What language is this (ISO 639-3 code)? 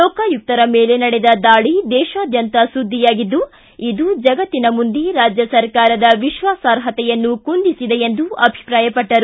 kan